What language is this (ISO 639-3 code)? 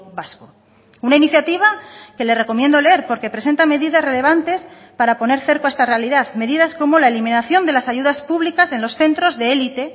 spa